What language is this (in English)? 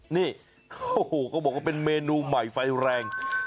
Thai